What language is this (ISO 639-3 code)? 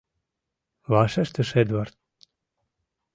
chm